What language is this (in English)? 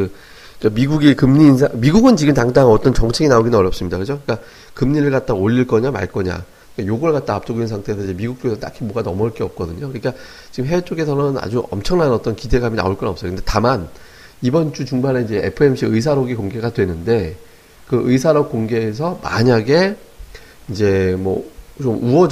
Korean